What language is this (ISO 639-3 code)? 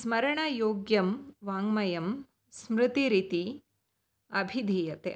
san